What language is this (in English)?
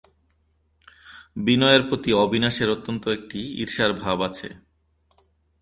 Bangla